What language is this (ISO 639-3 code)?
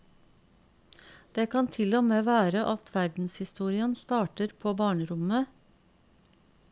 nor